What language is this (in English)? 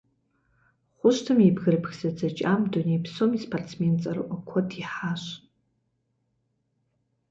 Kabardian